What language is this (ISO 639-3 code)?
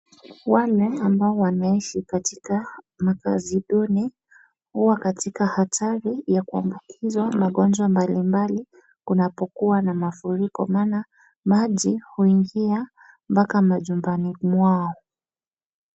swa